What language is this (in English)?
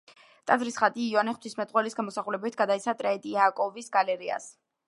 Georgian